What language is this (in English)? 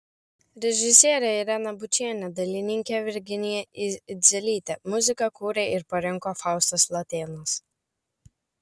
Lithuanian